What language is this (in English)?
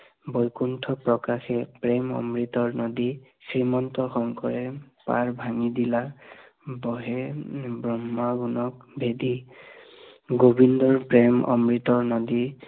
Assamese